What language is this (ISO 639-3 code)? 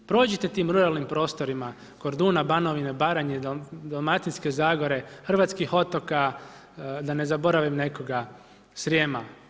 hrv